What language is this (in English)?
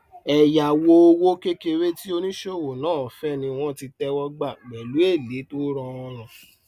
Yoruba